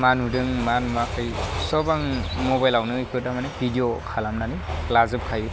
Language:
Bodo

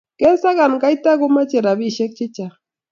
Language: Kalenjin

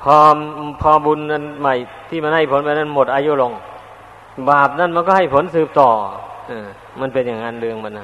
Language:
Thai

